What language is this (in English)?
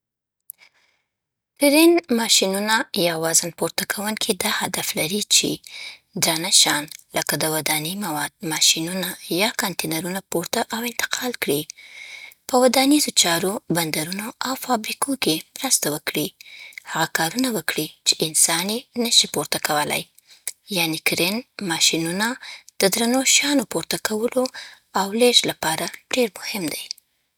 Southern Pashto